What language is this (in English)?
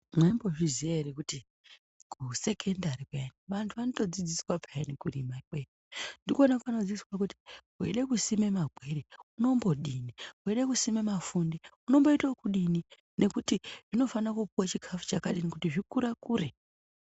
Ndau